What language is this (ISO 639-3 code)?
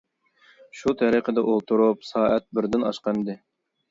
uig